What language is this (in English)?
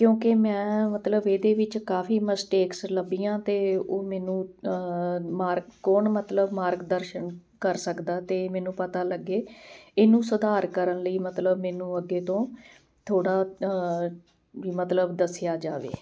Punjabi